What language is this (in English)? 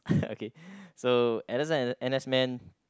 English